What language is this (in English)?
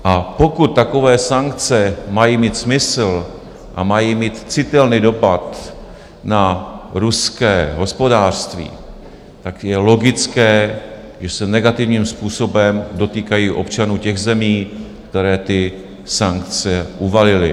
Czech